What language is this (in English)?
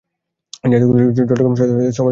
Bangla